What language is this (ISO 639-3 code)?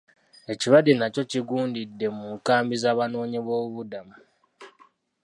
lug